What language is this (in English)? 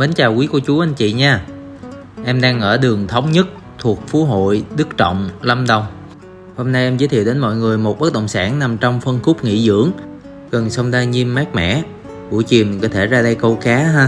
Vietnamese